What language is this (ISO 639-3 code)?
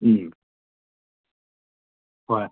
mni